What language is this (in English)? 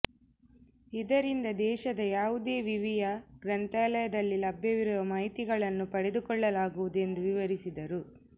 Kannada